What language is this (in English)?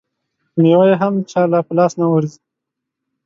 Pashto